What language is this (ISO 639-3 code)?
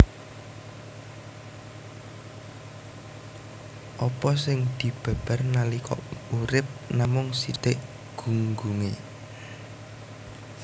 jav